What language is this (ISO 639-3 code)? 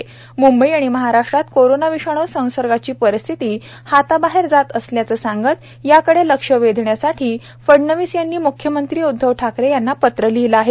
mar